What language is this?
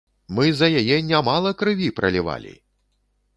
Belarusian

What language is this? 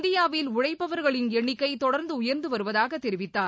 Tamil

